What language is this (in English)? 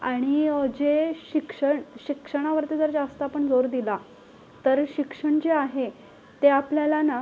Marathi